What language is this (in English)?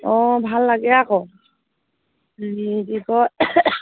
Assamese